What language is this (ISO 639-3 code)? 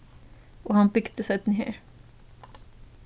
fao